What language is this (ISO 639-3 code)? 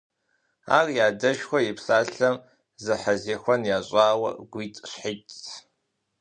kbd